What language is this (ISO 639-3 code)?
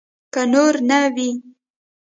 pus